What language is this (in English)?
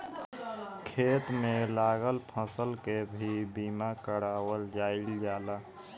Bhojpuri